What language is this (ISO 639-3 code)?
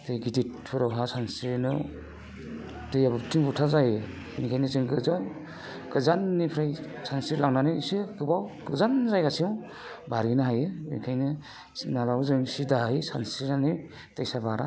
brx